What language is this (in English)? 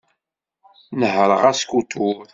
Kabyle